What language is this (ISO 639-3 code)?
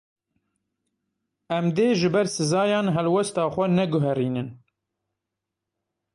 kur